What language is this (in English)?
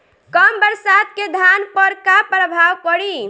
Bhojpuri